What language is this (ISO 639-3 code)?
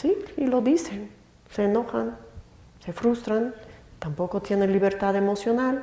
spa